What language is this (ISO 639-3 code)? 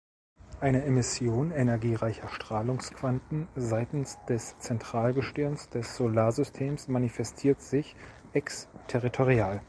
deu